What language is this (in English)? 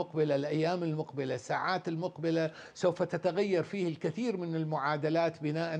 Arabic